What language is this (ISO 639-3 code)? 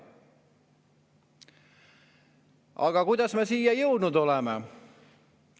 est